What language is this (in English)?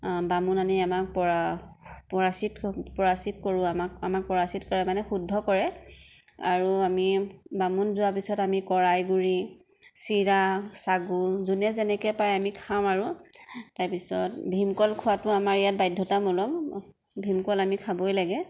Assamese